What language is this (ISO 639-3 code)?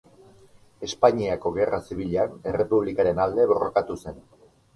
eus